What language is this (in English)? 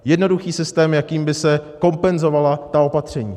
Czech